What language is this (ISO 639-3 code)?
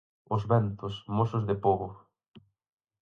glg